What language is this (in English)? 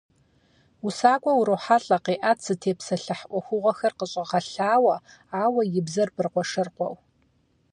Kabardian